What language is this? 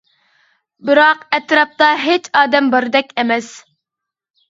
Uyghur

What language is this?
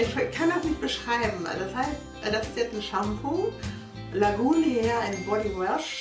German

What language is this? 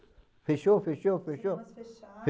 Portuguese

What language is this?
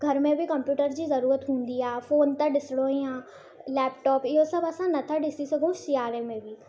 Sindhi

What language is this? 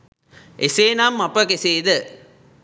Sinhala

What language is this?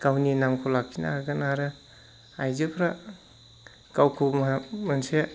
Bodo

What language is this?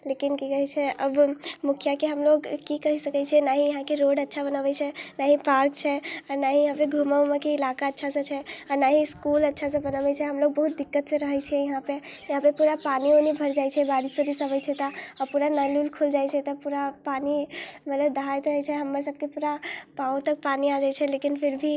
Maithili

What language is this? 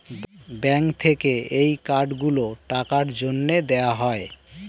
Bangla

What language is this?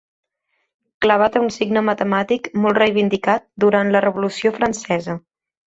Catalan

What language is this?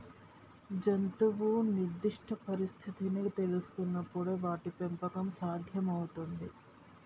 Telugu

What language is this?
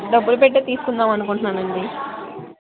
Telugu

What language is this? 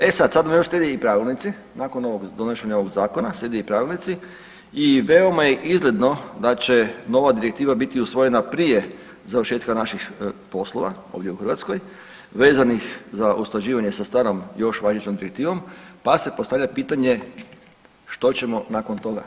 Croatian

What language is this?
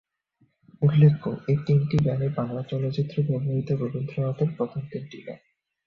Bangla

